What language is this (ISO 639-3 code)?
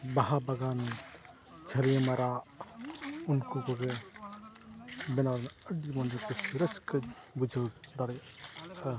sat